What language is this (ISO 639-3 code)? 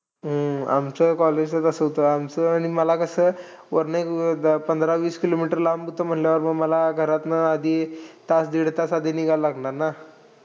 mar